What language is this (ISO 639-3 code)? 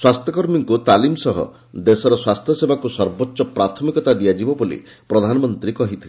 ori